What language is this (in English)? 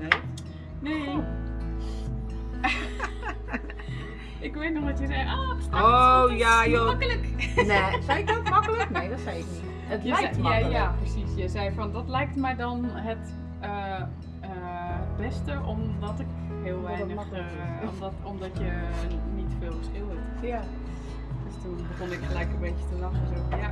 Dutch